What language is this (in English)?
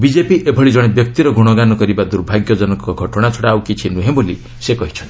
Odia